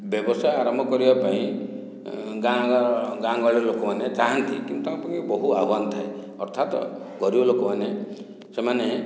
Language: Odia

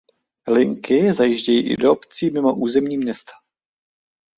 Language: Czech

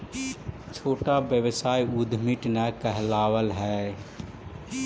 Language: Magahi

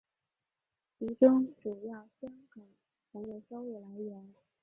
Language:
Chinese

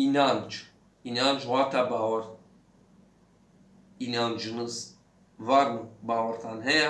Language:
Turkish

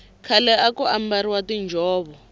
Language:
Tsonga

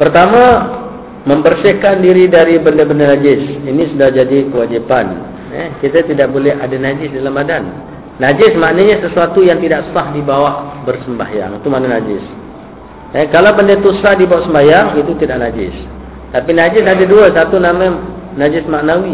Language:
Malay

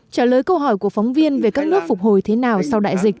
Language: Vietnamese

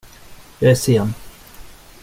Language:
Swedish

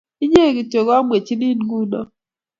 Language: Kalenjin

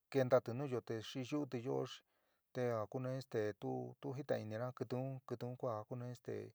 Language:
San Miguel El Grande Mixtec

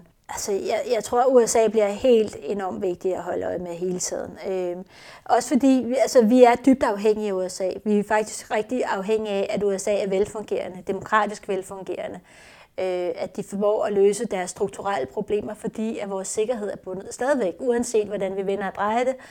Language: Danish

